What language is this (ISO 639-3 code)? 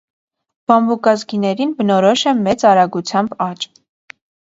hye